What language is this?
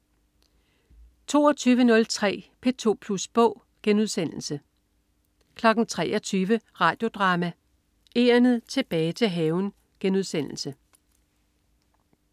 Danish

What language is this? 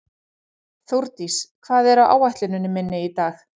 Icelandic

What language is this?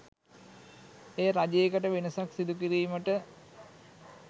Sinhala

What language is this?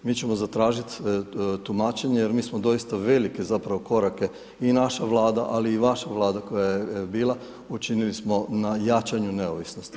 Croatian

